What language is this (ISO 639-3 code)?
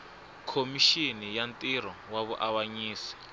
tso